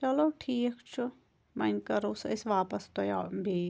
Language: Kashmiri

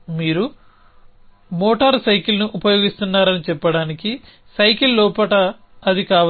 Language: Telugu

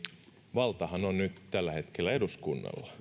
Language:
Finnish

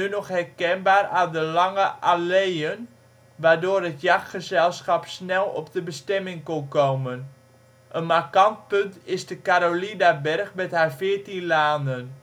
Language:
Dutch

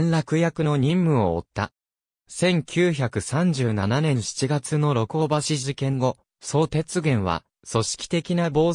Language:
Japanese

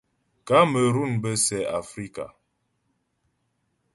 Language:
Ghomala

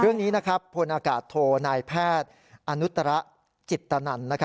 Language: Thai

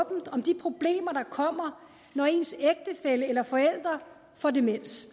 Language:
Danish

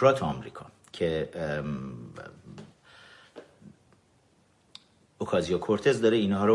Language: Persian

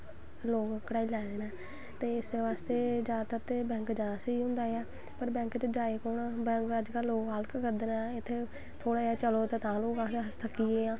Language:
Dogri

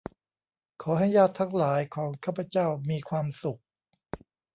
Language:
Thai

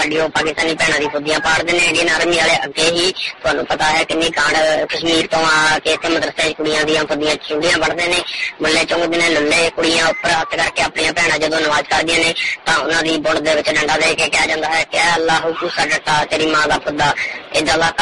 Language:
Romanian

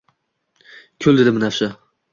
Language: Uzbek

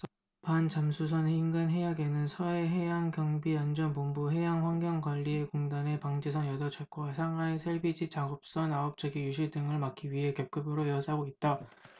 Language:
Korean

